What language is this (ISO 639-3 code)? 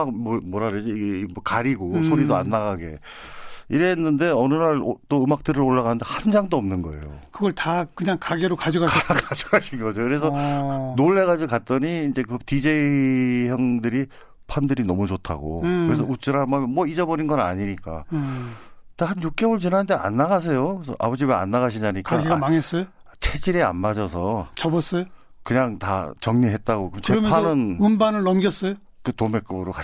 kor